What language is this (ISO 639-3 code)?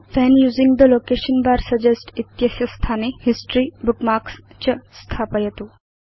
san